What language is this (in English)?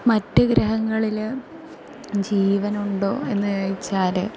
Malayalam